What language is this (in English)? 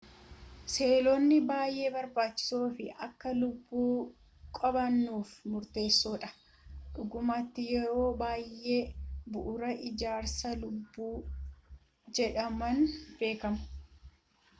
Oromo